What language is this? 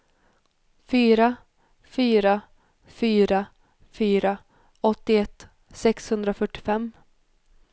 Swedish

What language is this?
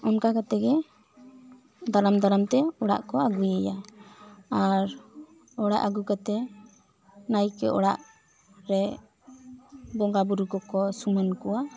Santali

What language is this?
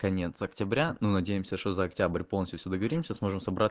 Russian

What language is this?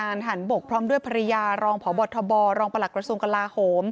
Thai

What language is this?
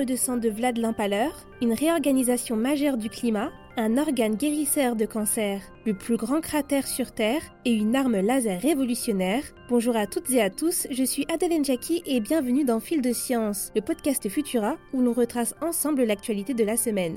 French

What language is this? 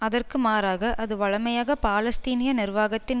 Tamil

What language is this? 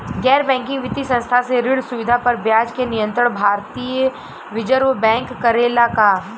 Bhojpuri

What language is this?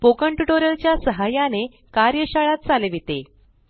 Marathi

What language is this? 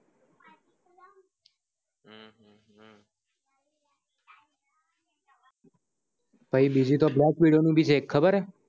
Gujarati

